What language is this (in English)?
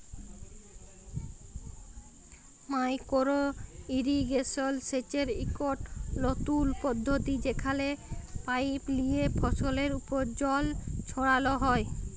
Bangla